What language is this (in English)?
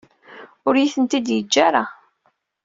Kabyle